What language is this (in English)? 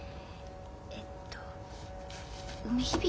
Japanese